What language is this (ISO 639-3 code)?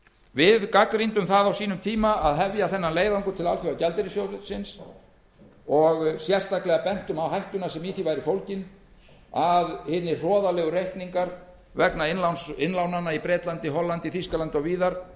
isl